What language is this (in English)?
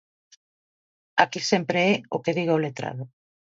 Galician